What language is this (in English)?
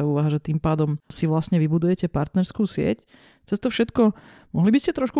Slovak